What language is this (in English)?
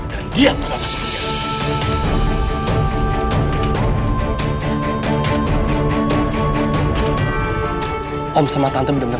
Indonesian